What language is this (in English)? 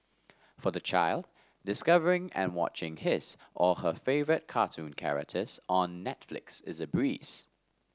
English